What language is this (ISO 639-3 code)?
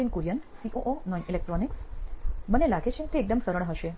guj